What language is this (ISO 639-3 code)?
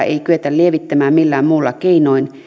fin